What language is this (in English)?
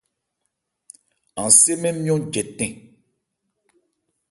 Ebrié